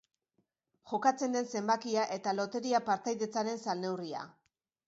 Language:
Basque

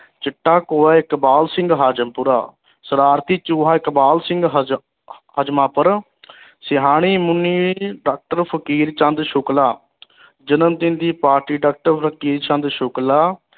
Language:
Punjabi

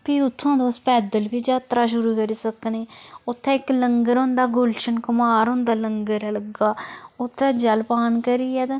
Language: Dogri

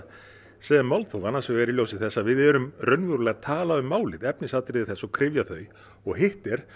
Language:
Icelandic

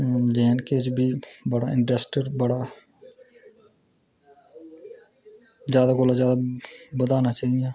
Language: Dogri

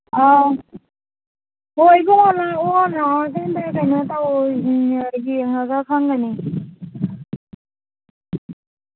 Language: Manipuri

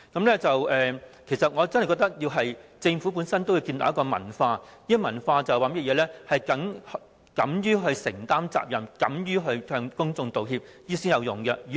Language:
Cantonese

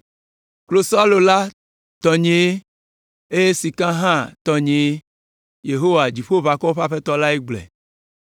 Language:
Ewe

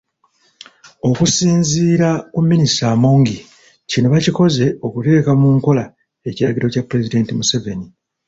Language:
Ganda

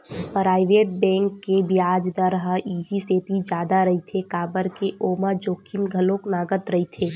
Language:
Chhattisgarhi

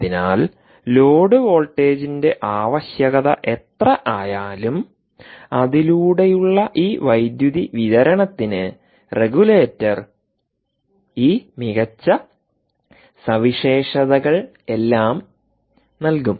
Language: Malayalam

